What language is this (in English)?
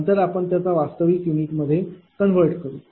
Marathi